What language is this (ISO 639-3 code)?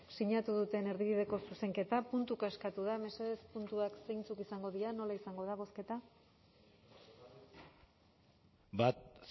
eus